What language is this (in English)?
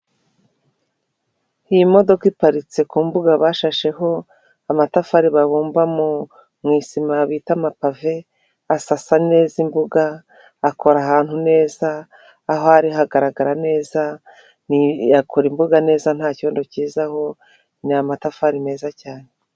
Kinyarwanda